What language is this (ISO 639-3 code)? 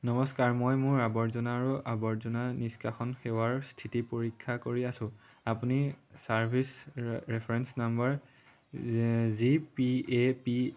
asm